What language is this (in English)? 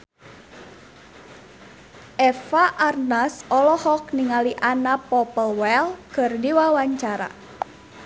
Sundanese